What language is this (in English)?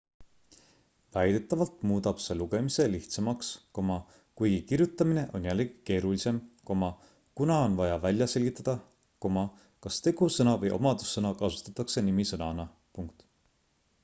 Estonian